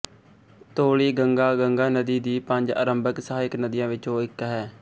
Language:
Punjabi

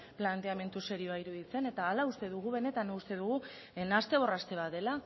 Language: Basque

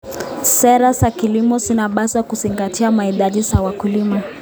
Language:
Kalenjin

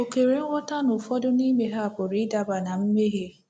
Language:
Igbo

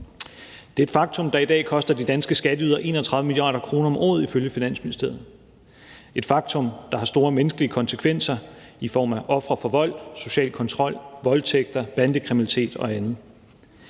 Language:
Danish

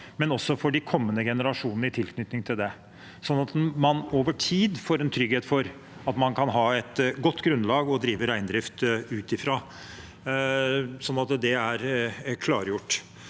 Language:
Norwegian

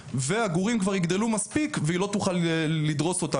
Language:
Hebrew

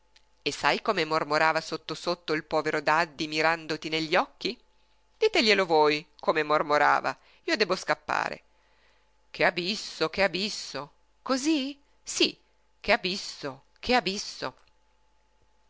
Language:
Italian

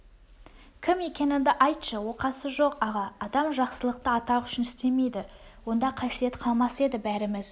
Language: Kazakh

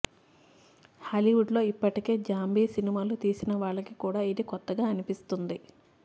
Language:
Telugu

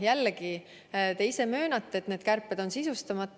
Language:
Estonian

